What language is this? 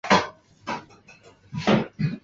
Chinese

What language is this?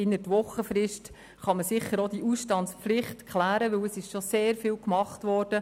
Swiss German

